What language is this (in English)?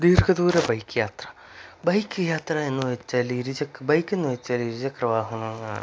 Malayalam